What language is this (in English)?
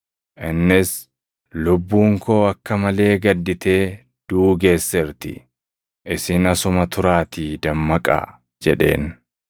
Oromo